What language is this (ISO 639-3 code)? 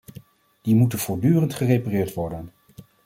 nld